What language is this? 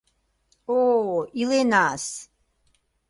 Mari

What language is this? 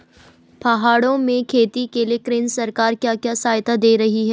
Hindi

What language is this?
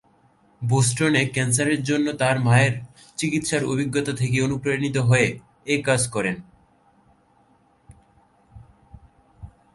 Bangla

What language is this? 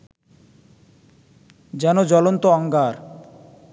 Bangla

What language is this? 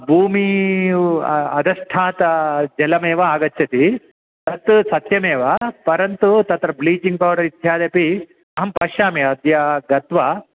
Sanskrit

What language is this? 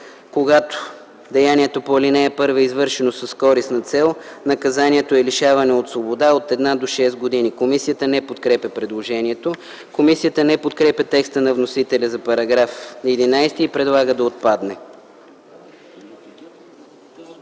Bulgarian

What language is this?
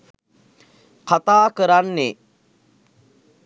Sinhala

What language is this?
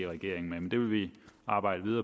Danish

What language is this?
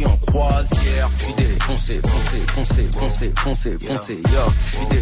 French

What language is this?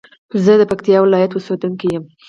Pashto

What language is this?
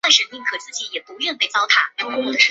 Chinese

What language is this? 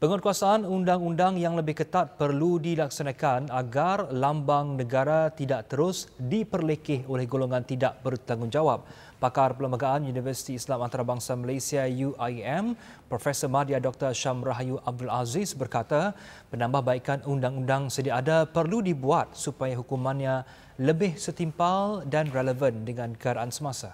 Malay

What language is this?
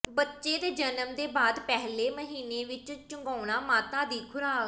Punjabi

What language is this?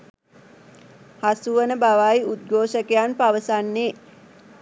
Sinhala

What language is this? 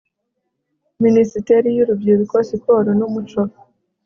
Kinyarwanda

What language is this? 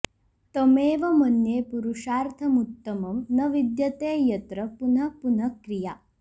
Sanskrit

